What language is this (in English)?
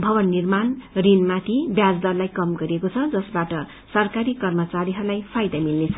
Nepali